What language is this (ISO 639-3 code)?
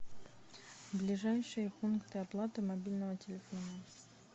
rus